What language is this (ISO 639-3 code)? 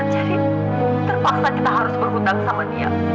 ind